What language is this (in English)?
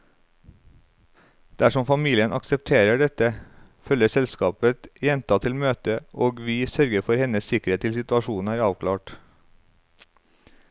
Norwegian